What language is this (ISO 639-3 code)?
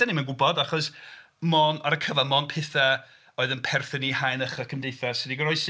cym